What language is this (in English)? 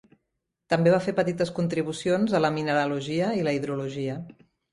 Catalan